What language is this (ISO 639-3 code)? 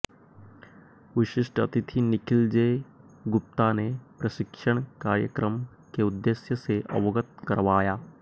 hin